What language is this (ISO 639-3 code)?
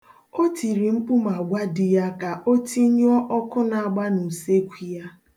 ibo